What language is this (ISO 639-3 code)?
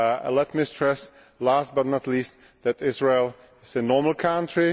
eng